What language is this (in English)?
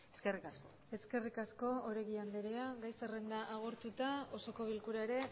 Basque